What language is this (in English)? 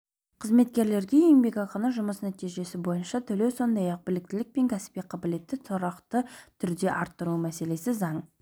Kazakh